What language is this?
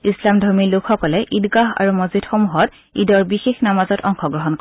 Assamese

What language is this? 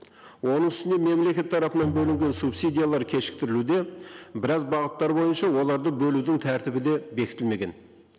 Kazakh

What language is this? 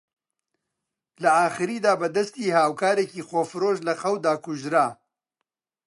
Central Kurdish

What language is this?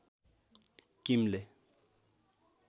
Nepali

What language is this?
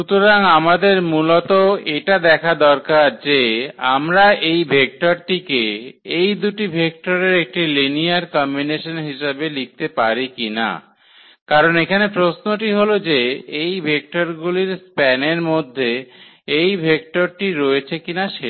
Bangla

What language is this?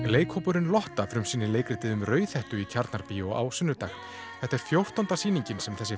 Icelandic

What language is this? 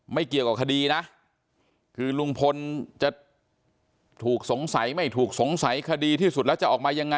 Thai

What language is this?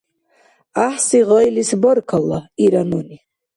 Dargwa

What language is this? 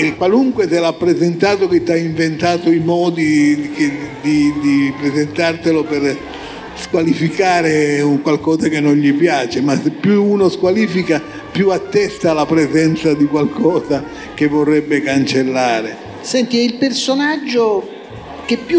Italian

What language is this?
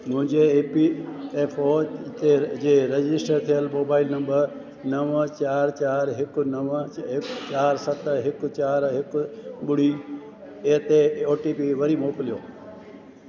Sindhi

